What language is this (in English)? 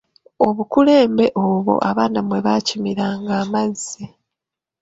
Ganda